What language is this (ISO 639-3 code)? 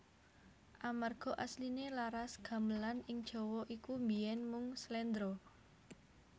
jav